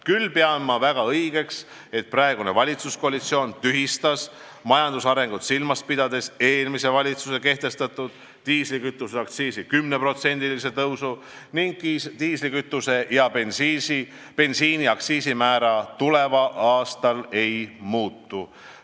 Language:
Estonian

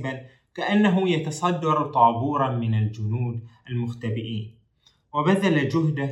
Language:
Arabic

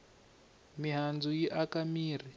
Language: Tsonga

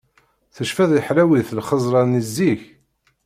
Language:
Kabyle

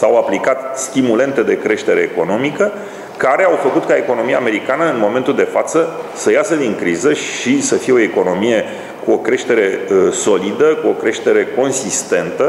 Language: Romanian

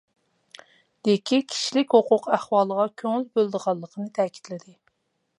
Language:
Uyghur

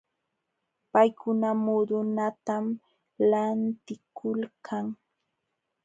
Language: Jauja Wanca Quechua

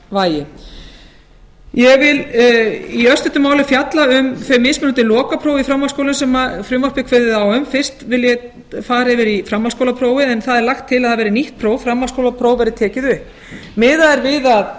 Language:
Icelandic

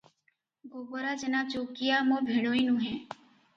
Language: Odia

